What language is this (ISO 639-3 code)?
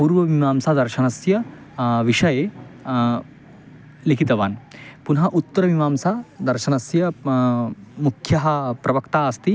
san